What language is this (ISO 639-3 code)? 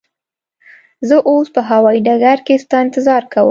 pus